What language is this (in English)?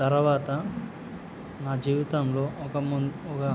Telugu